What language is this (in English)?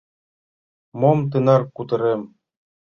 Mari